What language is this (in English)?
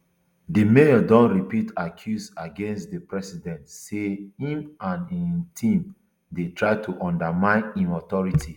Nigerian Pidgin